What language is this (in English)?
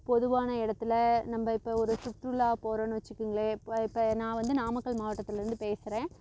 Tamil